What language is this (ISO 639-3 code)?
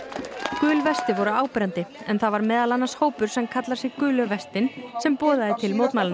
isl